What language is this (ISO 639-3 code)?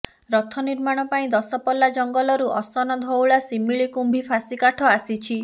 ori